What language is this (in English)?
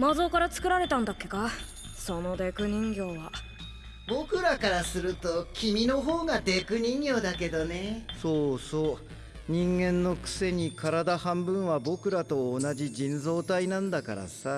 Japanese